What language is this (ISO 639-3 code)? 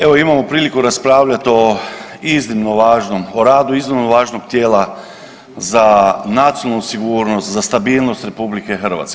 hrv